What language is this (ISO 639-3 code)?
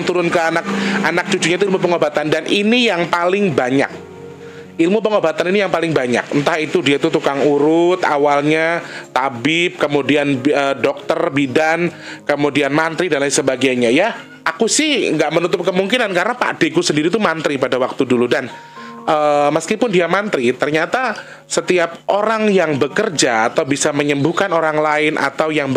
ind